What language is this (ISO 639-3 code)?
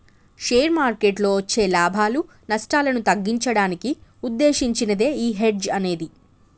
tel